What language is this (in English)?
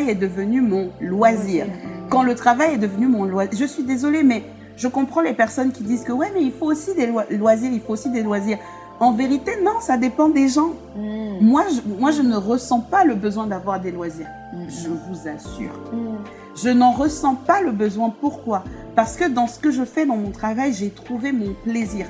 French